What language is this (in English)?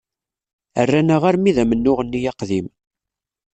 Kabyle